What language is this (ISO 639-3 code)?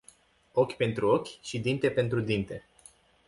ron